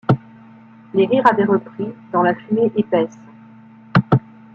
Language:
French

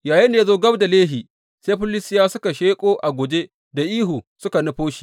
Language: Hausa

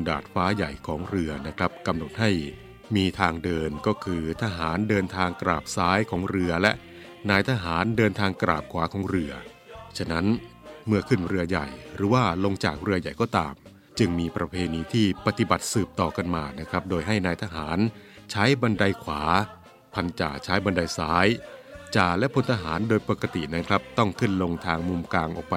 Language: Thai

